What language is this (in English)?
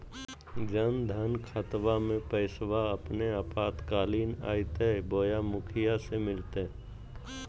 Magahi